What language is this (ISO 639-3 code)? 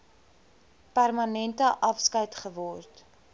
afr